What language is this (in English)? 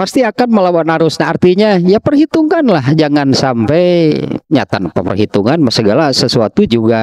Indonesian